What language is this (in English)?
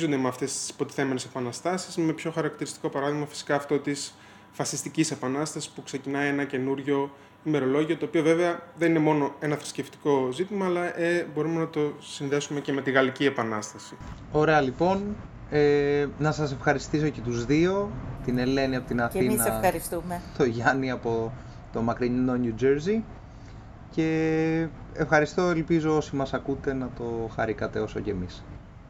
Greek